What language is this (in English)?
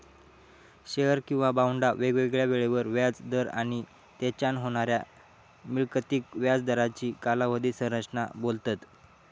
Marathi